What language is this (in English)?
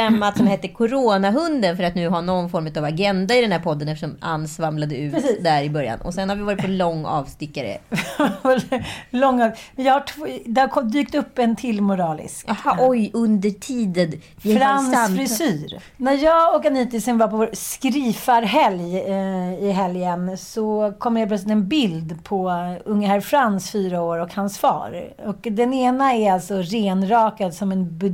Swedish